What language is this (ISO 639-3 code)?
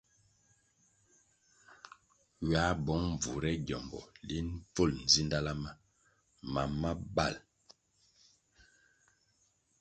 nmg